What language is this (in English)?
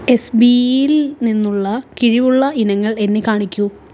Malayalam